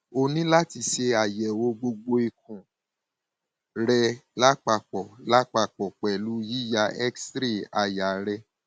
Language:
Yoruba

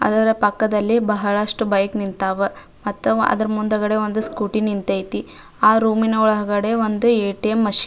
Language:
Kannada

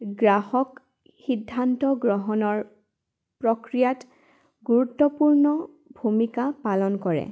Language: Assamese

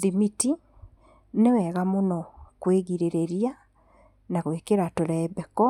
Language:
Kikuyu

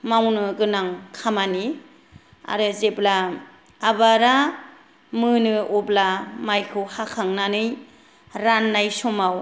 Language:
Bodo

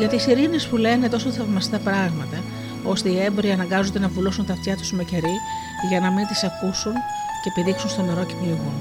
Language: Greek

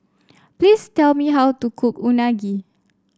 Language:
English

